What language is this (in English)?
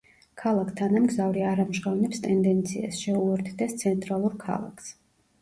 Georgian